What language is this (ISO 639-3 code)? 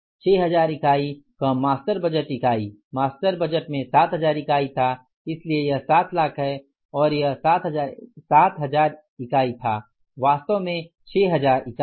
hin